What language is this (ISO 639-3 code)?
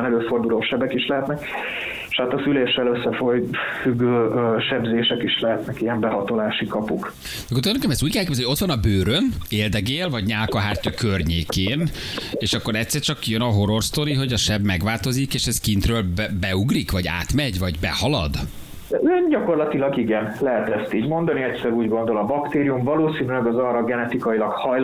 hun